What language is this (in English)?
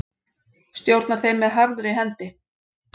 Icelandic